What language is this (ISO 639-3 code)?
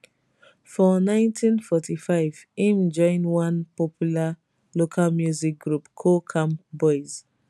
pcm